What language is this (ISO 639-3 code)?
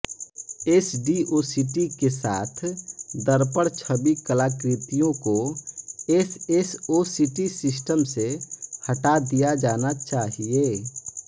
hin